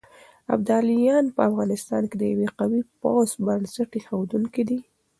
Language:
Pashto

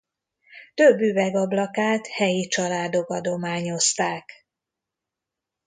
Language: Hungarian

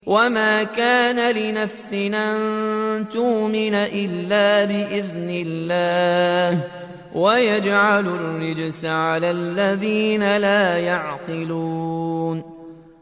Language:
Arabic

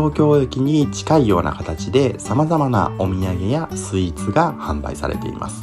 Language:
Japanese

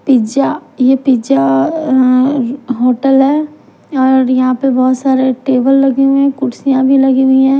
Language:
Hindi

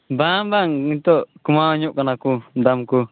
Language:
Santali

